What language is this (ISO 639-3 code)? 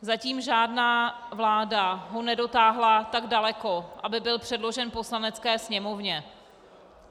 ces